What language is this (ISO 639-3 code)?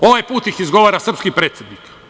srp